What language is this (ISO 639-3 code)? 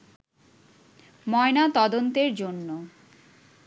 ben